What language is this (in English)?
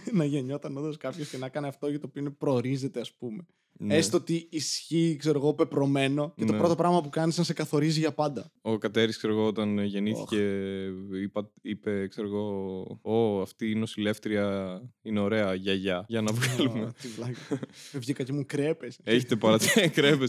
Greek